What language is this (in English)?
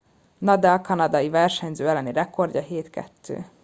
Hungarian